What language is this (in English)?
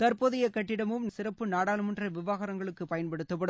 Tamil